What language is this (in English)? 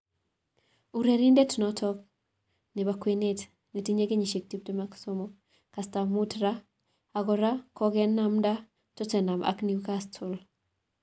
Kalenjin